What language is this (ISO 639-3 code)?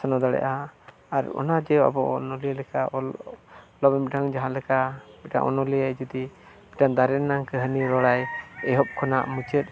sat